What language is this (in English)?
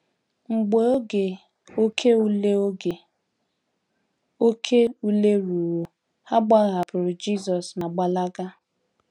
Igbo